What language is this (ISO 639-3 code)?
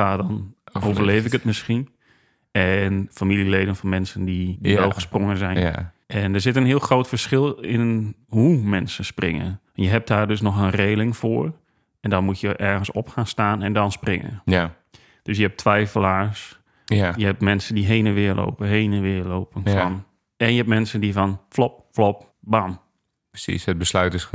nld